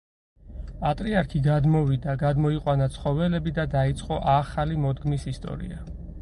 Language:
Georgian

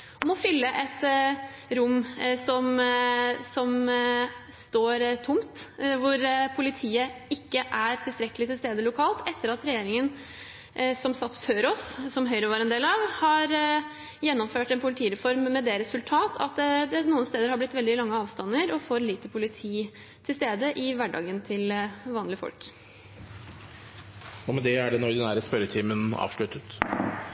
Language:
Norwegian Bokmål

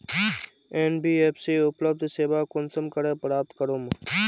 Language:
Magahi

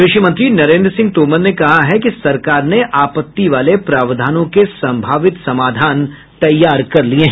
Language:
Hindi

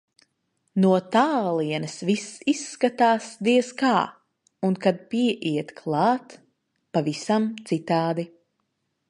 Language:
Latvian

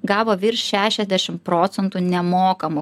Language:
Lithuanian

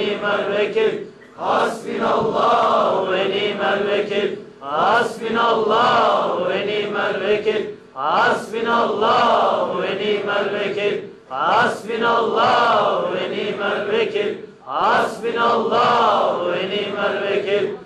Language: Turkish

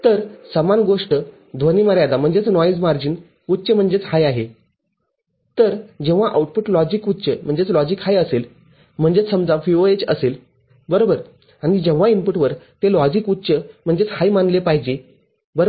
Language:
Marathi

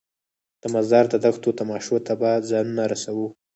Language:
Pashto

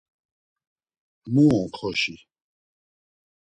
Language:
Laz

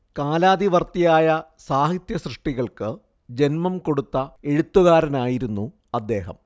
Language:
Malayalam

